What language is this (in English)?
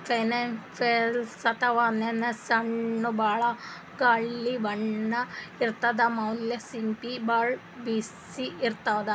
Kannada